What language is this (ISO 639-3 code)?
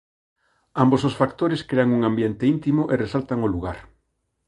glg